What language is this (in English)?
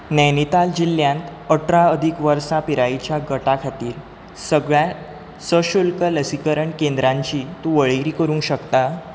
Konkani